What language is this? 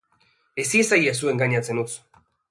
Basque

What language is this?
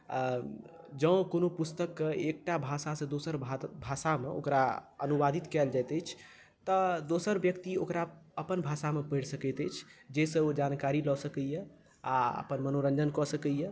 Maithili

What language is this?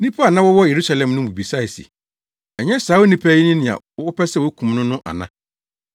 Akan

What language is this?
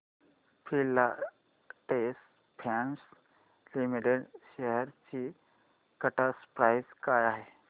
Marathi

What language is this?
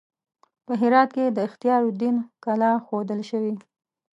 Pashto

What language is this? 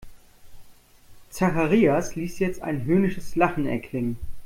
German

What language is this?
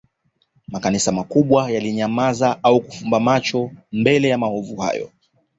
Swahili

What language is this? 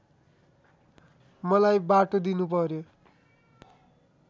Nepali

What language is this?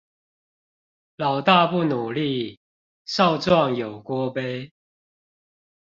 Chinese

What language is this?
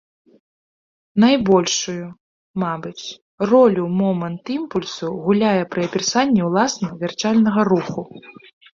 Belarusian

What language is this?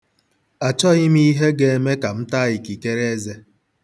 Igbo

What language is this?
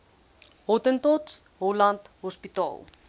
Afrikaans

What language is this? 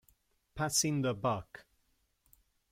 Italian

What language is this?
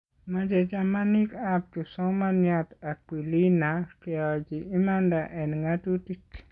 Kalenjin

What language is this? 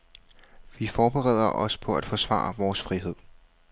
Danish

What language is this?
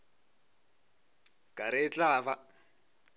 Northern Sotho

